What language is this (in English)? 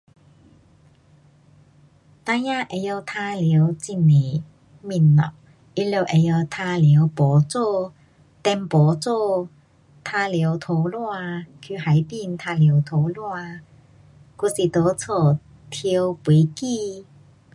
Pu-Xian Chinese